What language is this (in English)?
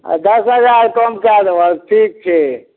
Maithili